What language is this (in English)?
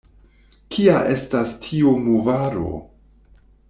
Esperanto